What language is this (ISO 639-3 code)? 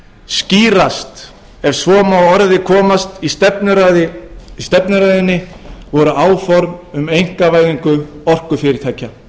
isl